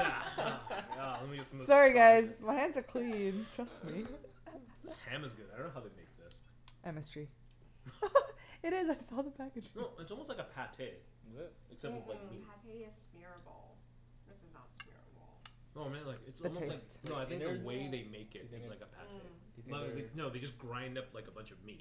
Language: English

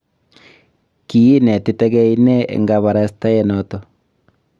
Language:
Kalenjin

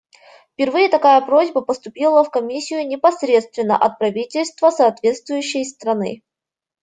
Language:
Russian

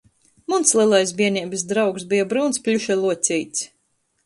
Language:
Latgalian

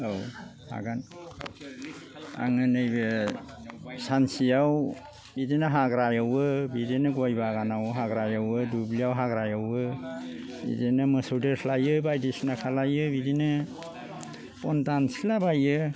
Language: Bodo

